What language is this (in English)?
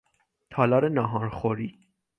Persian